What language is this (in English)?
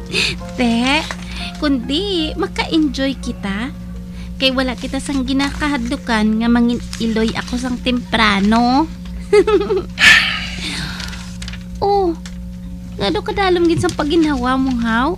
Filipino